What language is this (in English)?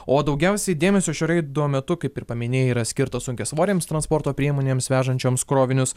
Lithuanian